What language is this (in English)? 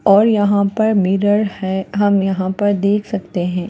Hindi